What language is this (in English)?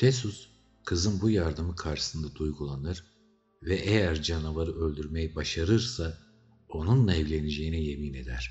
Turkish